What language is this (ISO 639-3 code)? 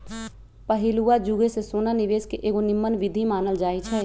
mag